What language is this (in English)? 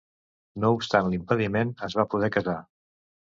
Catalan